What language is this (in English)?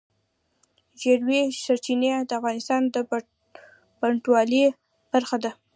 Pashto